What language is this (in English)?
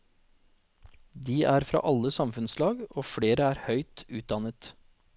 Norwegian